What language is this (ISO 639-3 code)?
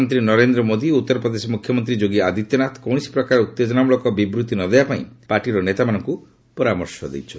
ori